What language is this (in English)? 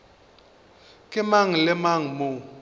Northern Sotho